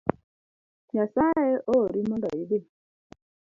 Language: Luo (Kenya and Tanzania)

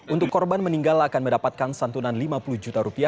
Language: Indonesian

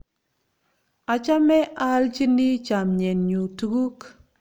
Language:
Kalenjin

